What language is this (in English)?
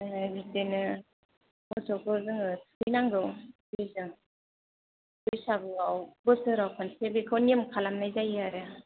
Bodo